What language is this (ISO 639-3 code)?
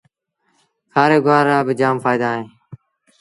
sbn